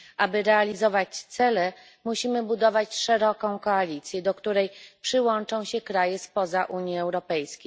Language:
Polish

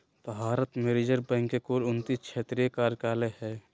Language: Magahi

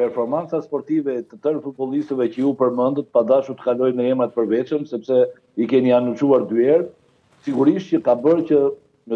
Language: Romanian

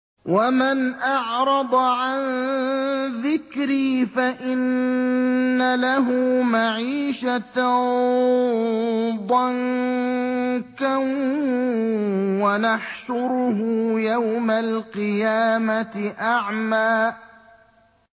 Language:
Arabic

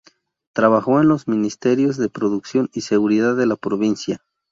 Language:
Spanish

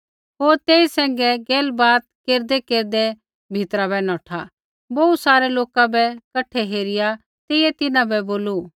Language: Kullu Pahari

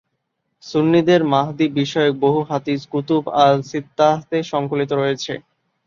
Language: Bangla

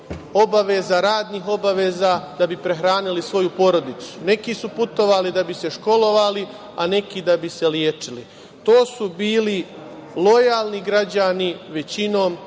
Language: Serbian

